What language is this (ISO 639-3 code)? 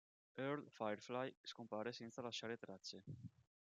ita